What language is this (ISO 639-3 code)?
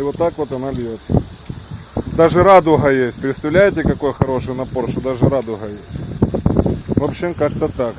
rus